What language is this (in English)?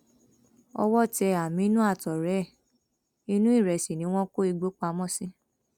Yoruba